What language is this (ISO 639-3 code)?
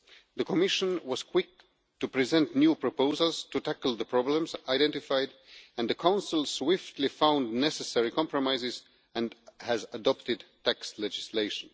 eng